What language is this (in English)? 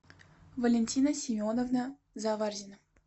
Russian